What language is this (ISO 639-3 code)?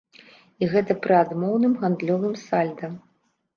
bel